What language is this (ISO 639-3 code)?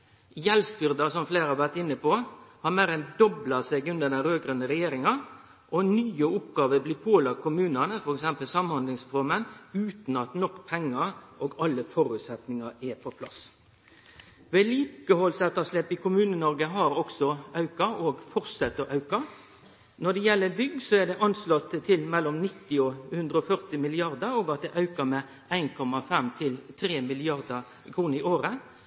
nno